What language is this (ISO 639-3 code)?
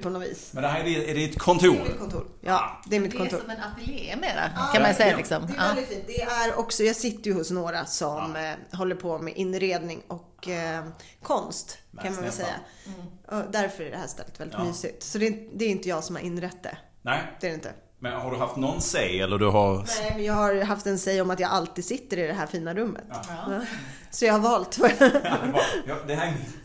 swe